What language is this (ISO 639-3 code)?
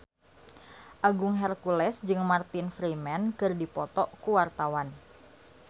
sun